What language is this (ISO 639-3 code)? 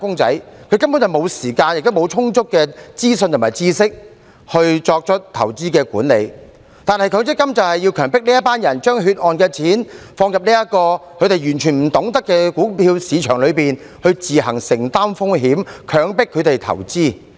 yue